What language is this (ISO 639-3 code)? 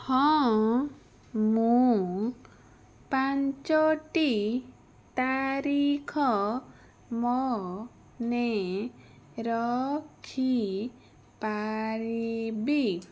ori